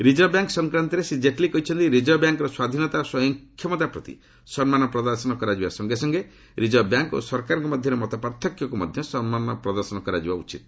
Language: Odia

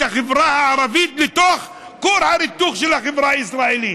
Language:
Hebrew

